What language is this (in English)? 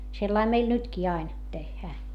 Finnish